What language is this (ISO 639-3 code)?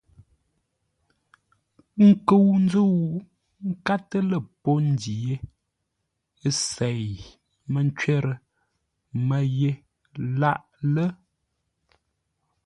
nla